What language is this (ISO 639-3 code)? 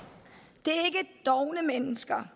dan